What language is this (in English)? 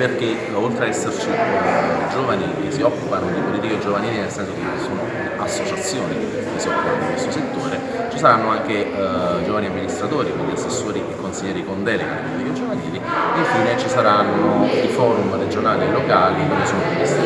Italian